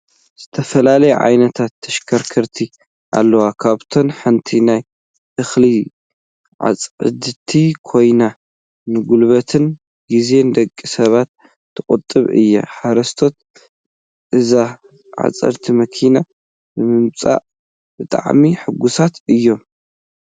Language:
Tigrinya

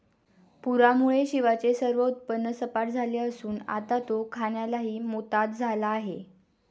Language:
Marathi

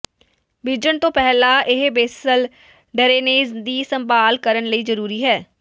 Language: Punjabi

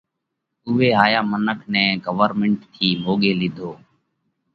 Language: Parkari Koli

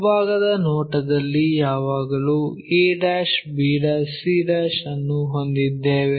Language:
Kannada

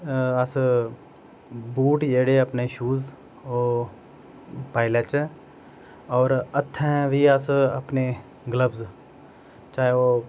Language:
Dogri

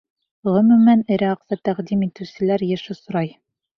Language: Bashkir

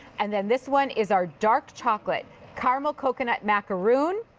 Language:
English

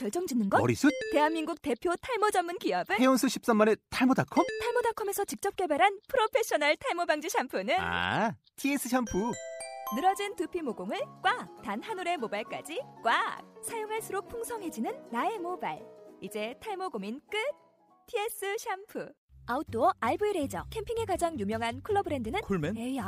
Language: Korean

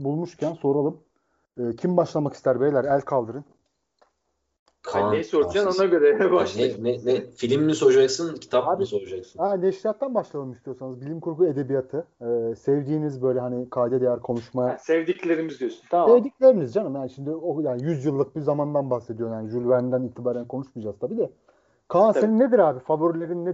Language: Turkish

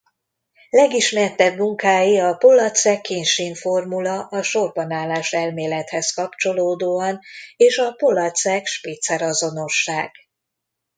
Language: Hungarian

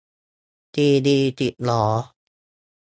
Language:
Thai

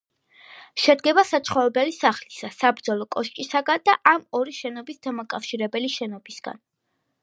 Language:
Georgian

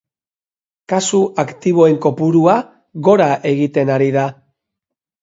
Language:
Basque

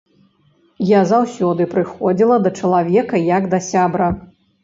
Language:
Belarusian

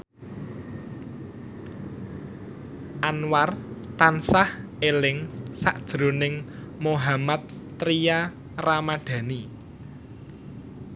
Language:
Javanese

